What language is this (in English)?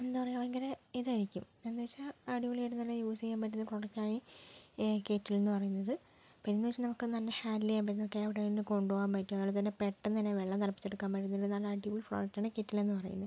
Malayalam